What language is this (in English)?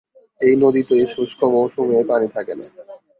Bangla